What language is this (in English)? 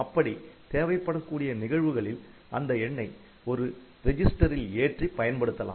Tamil